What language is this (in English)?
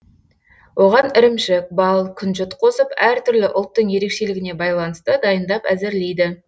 Kazakh